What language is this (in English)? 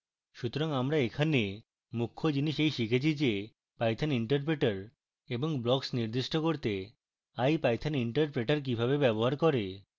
Bangla